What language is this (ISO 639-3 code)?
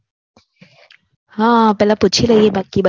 guj